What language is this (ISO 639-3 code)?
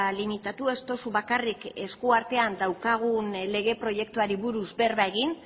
eus